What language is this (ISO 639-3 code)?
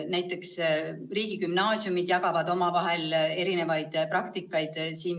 est